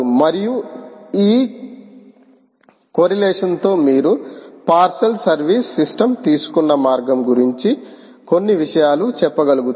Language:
Telugu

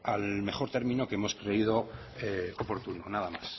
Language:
Spanish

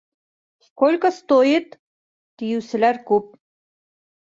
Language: Bashkir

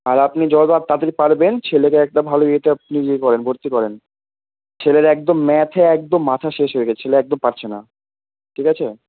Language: Bangla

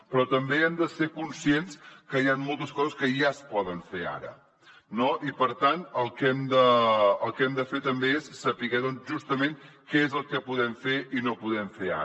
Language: Catalan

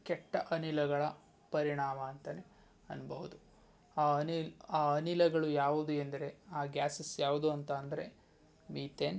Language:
Kannada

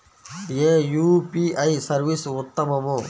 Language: Telugu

